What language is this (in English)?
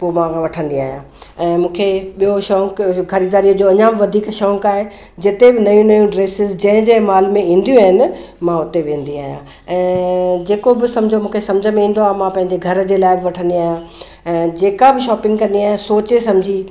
Sindhi